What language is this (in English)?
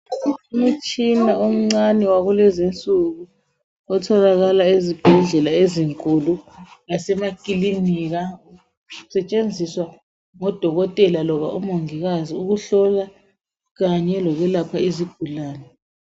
North Ndebele